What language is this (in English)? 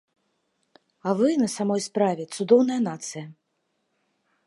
Belarusian